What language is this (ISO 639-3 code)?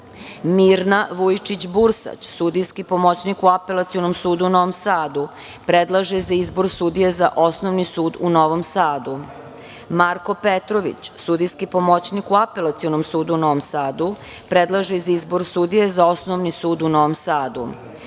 srp